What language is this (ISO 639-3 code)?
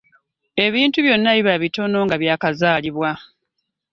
lug